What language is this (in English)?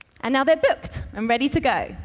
English